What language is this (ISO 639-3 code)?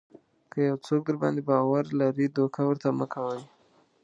pus